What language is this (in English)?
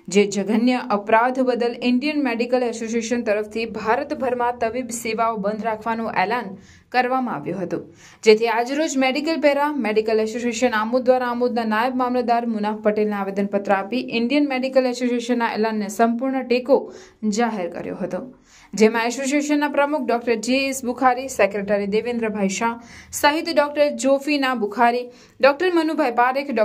Gujarati